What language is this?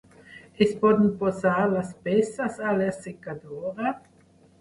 Catalan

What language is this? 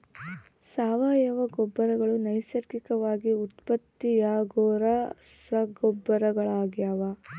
Kannada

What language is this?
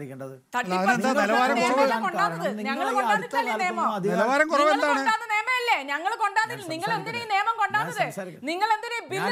Malayalam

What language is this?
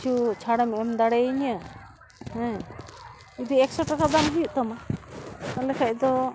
Santali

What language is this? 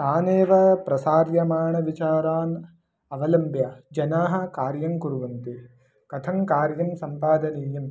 Sanskrit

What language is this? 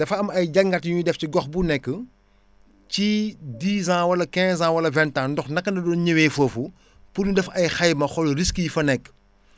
Wolof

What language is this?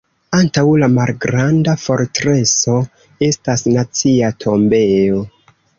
Esperanto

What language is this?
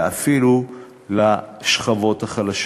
Hebrew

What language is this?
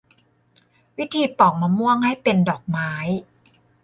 Thai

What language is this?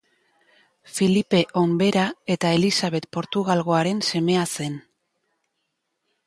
Basque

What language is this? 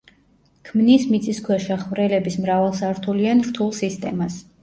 Georgian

